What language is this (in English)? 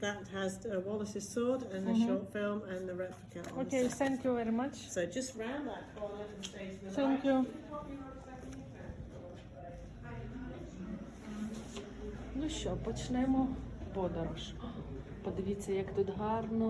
Ukrainian